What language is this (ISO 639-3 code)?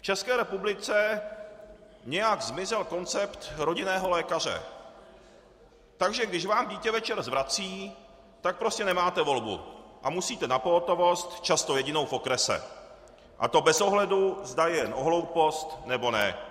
ces